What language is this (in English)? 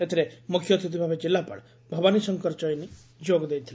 Odia